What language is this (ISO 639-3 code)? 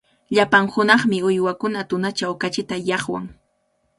qvl